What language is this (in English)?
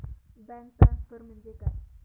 Marathi